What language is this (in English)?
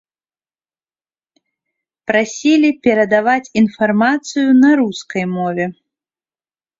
Belarusian